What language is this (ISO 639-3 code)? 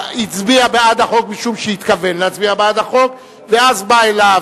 heb